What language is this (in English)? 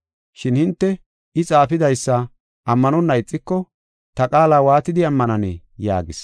Gofa